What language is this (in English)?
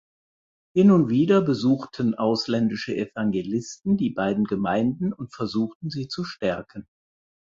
German